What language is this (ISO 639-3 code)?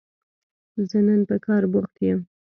pus